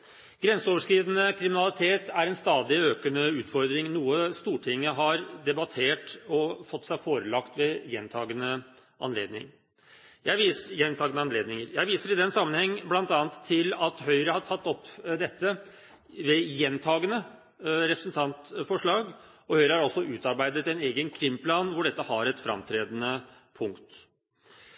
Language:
Norwegian Bokmål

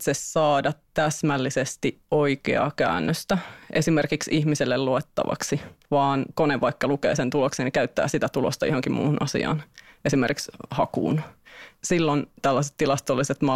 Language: Finnish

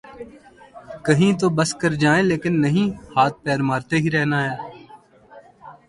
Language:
Urdu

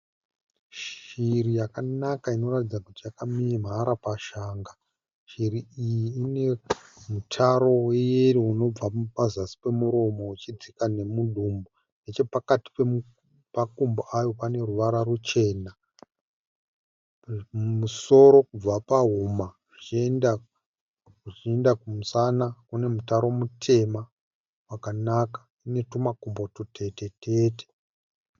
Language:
Shona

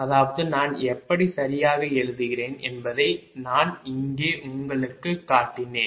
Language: Tamil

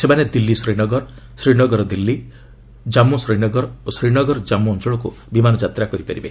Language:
Odia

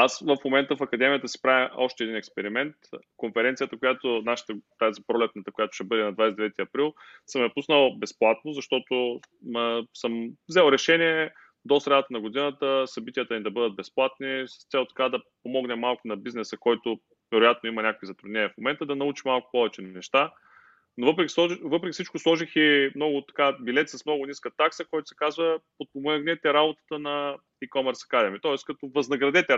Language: Bulgarian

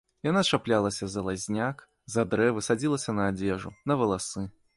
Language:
Belarusian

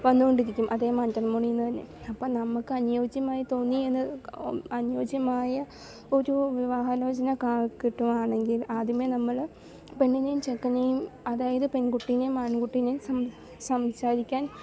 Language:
Malayalam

